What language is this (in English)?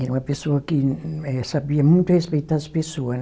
Portuguese